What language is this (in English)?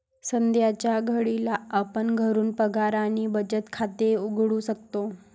Marathi